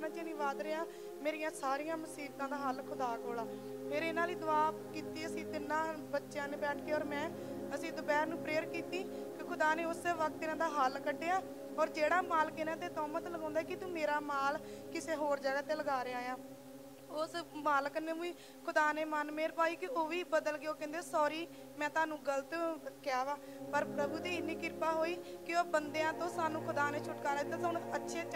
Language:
Punjabi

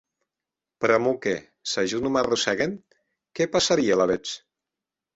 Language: Occitan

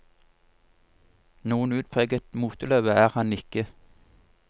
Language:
Norwegian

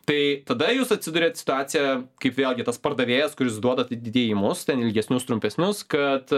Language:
Lithuanian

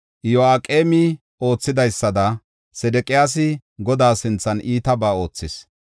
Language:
Gofa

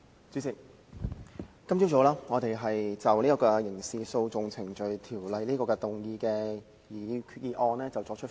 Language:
Cantonese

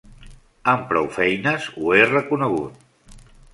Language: Catalan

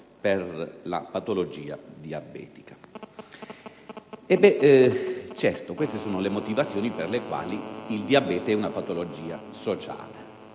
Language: Italian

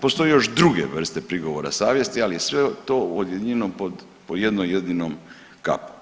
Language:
Croatian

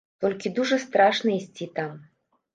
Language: Belarusian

